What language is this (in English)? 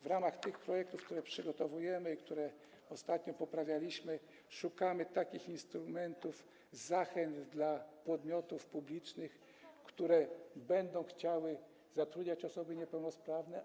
Polish